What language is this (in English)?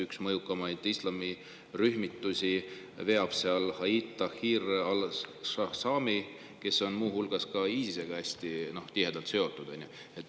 Estonian